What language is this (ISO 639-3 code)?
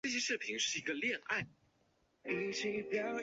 zho